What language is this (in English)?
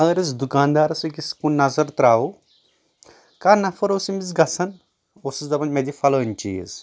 Kashmiri